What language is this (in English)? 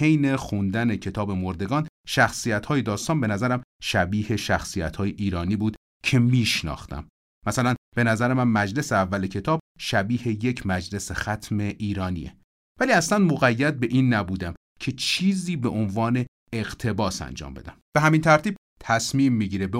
Persian